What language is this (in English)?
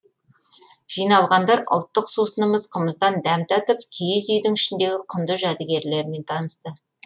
Kazakh